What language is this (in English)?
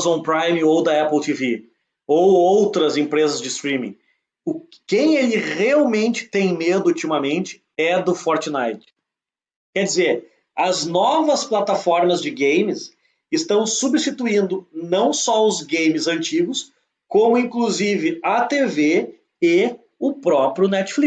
Portuguese